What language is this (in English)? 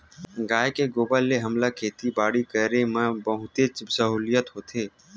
Chhattisgarhi